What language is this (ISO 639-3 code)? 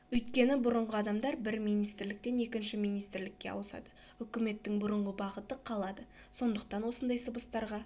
kaz